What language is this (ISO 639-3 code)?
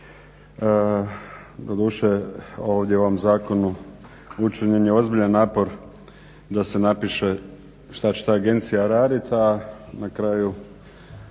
hrv